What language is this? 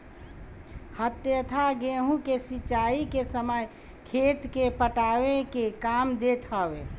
Bhojpuri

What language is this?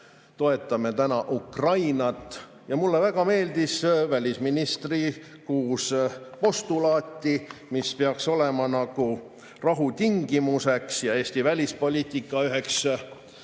Estonian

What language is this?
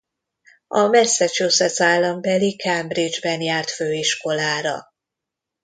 Hungarian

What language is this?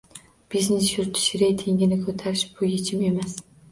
Uzbek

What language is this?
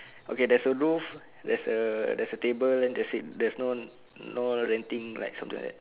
English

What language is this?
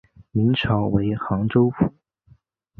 Chinese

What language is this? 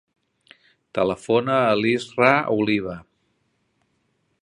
Catalan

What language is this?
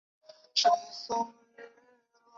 Chinese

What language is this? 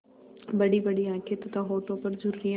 Hindi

